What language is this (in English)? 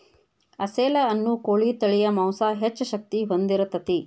Kannada